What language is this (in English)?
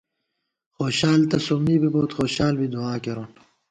Gawar-Bati